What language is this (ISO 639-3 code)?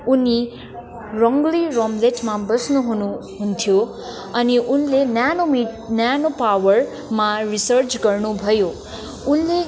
nep